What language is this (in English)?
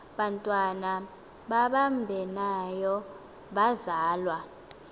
Xhosa